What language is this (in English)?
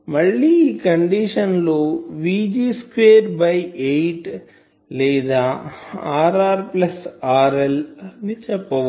Telugu